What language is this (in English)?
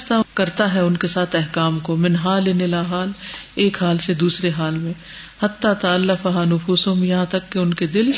Urdu